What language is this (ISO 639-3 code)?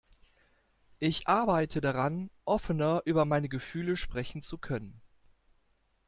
deu